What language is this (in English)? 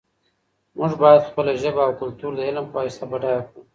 Pashto